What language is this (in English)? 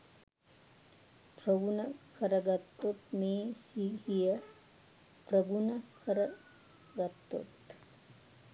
Sinhala